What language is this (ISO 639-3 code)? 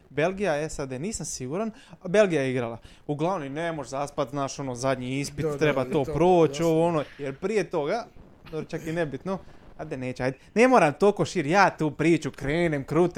hrv